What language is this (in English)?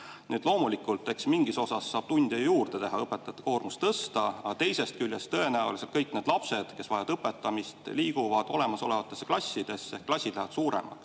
Estonian